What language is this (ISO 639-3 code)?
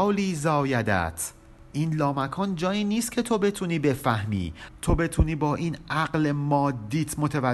fas